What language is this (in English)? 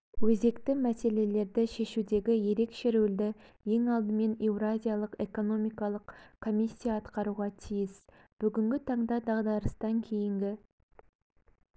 Kazakh